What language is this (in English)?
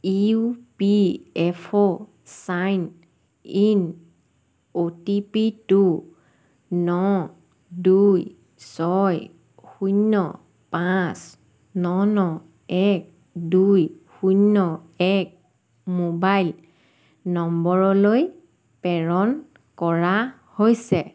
Assamese